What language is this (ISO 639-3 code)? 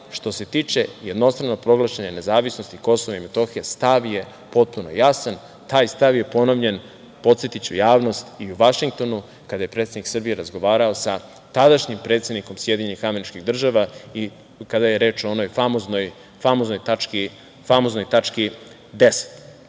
srp